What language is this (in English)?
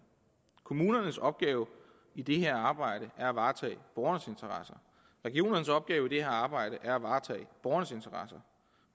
Danish